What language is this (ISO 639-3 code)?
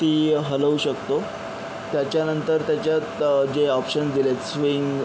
mar